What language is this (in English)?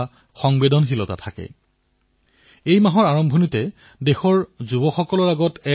Assamese